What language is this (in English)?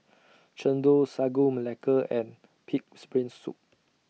English